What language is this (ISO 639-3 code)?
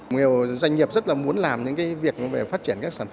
vie